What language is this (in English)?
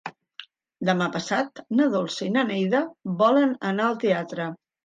Catalan